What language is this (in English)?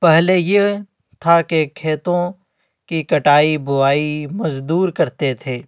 Urdu